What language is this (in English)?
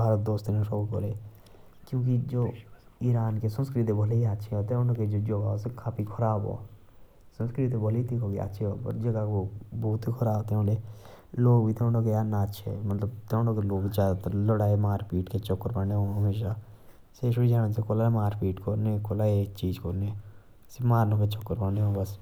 Jaunsari